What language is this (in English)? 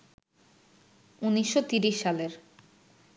Bangla